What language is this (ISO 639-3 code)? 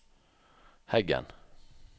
nor